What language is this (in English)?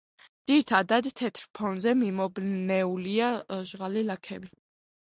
Georgian